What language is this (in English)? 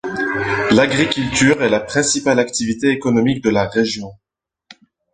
French